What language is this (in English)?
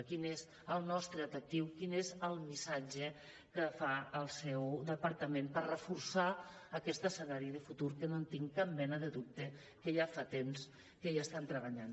Catalan